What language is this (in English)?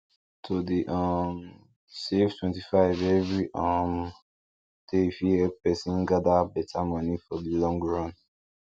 Nigerian Pidgin